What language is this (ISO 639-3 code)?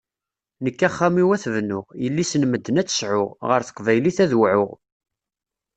kab